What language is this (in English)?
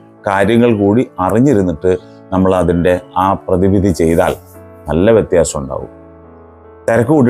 Malayalam